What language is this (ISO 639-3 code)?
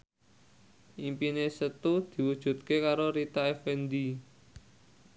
jav